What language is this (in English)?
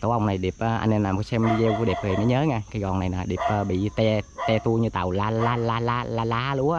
Vietnamese